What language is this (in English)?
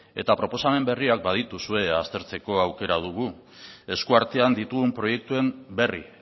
Basque